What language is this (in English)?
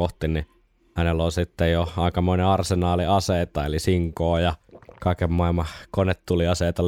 Finnish